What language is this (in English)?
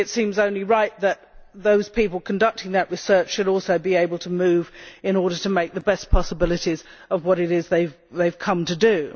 English